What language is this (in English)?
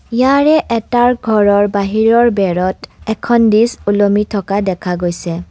Assamese